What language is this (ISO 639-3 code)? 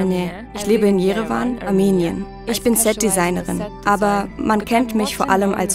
deu